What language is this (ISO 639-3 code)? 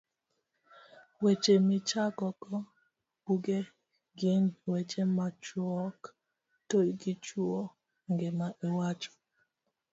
luo